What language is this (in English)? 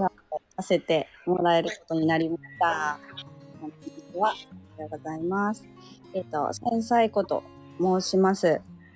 Japanese